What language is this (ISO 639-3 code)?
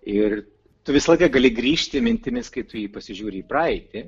lit